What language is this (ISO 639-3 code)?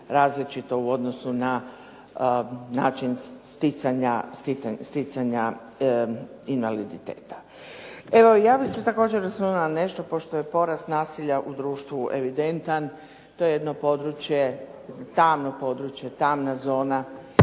hrv